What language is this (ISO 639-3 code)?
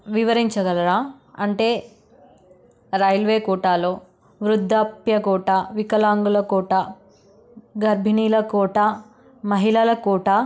tel